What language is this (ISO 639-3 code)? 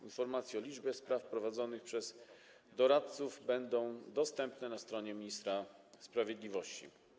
pol